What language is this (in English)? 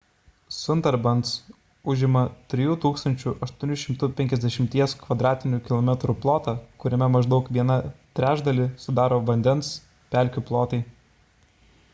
Lithuanian